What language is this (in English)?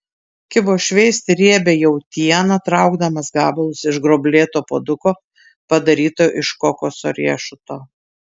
Lithuanian